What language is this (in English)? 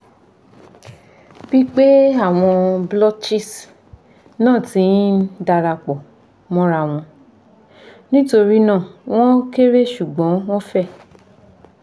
Yoruba